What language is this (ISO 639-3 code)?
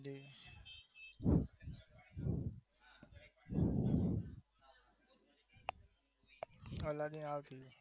guj